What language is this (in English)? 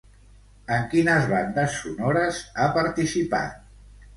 Catalan